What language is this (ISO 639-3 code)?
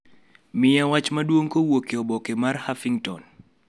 luo